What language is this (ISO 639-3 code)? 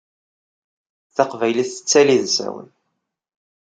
kab